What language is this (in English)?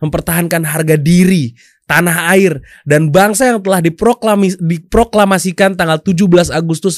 Indonesian